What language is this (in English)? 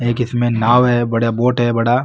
Marwari